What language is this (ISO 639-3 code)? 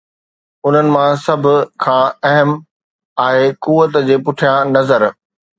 snd